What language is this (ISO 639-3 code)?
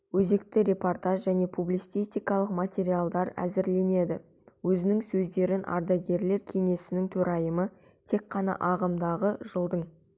kaz